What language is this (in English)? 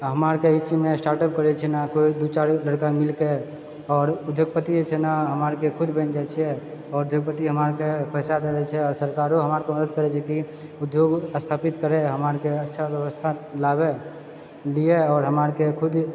Maithili